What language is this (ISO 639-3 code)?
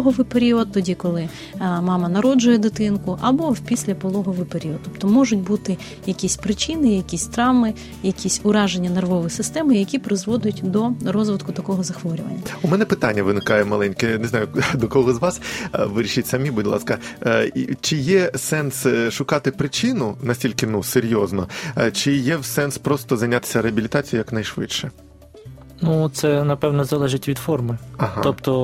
ukr